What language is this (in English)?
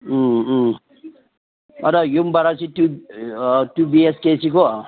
Manipuri